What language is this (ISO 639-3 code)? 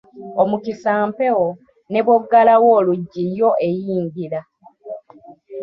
lug